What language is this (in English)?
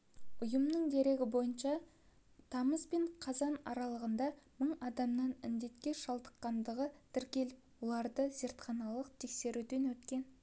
Kazakh